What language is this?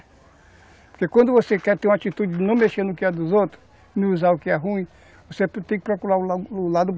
Portuguese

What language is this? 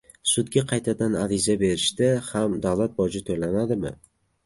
Uzbek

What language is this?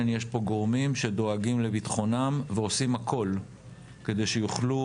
Hebrew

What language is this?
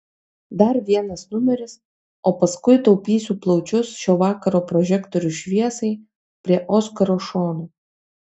Lithuanian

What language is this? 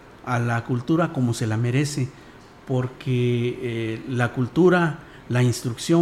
Spanish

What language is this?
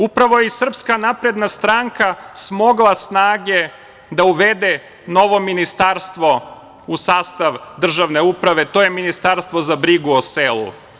Serbian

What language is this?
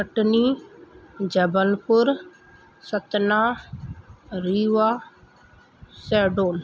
Sindhi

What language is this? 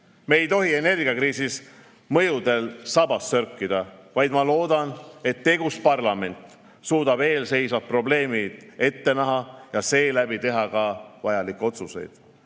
Estonian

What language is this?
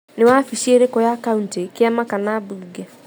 Kikuyu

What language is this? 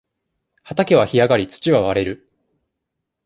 Japanese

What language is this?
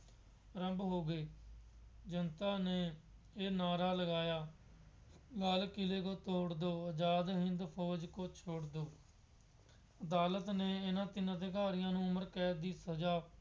Punjabi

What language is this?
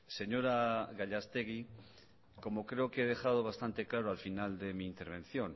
Spanish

